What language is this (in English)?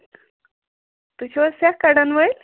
Kashmiri